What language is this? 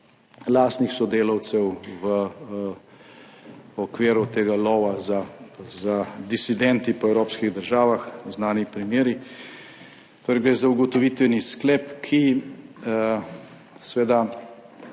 Slovenian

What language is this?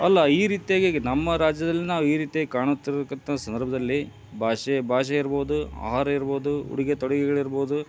Kannada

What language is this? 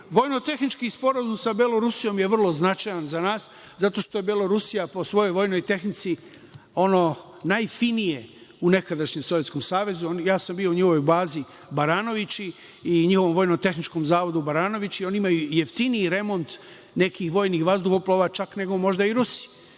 Serbian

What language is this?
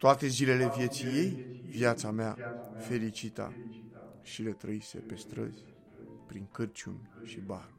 Romanian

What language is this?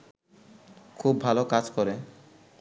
Bangla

